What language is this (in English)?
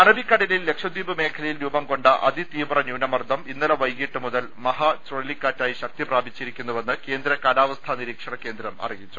Malayalam